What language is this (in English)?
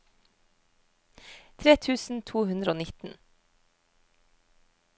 Norwegian